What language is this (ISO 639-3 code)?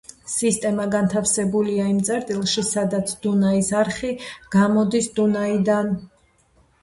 kat